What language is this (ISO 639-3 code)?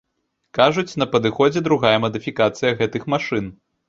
bel